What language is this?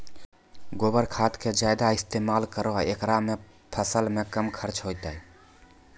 Maithili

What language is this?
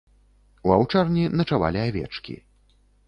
Belarusian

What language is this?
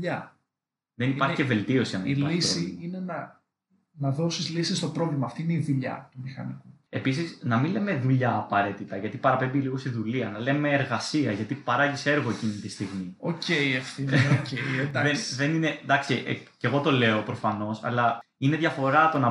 Greek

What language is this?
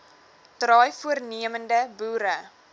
Afrikaans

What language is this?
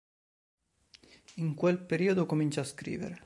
Italian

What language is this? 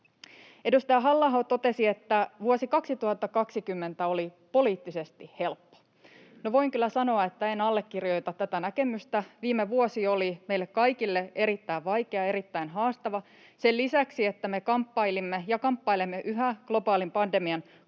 Finnish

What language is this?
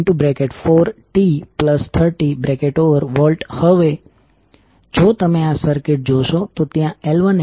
Gujarati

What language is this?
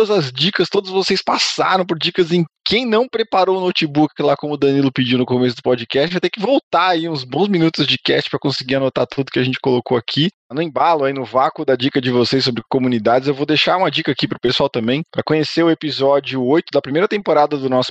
Portuguese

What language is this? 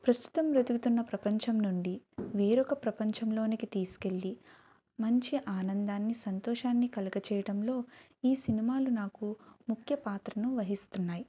Telugu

